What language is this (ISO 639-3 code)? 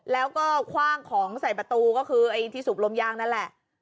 tha